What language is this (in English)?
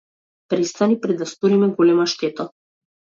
Macedonian